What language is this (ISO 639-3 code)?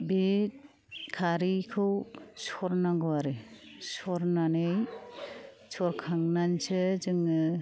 brx